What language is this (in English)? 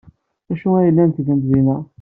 Kabyle